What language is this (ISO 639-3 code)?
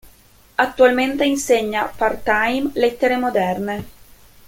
ita